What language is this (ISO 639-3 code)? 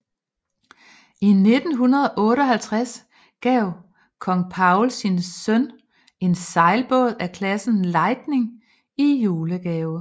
dan